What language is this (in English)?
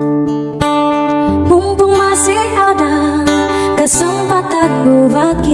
Indonesian